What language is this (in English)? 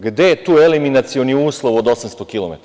Serbian